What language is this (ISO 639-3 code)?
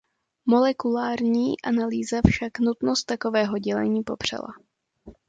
ces